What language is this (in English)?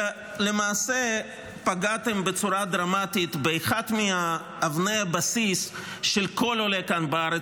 Hebrew